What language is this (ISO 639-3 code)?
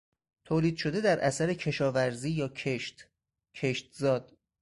fas